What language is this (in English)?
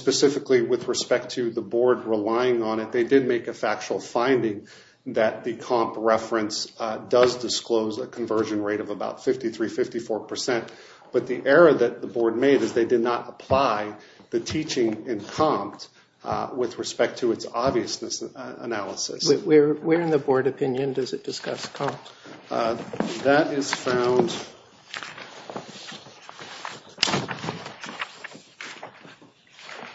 English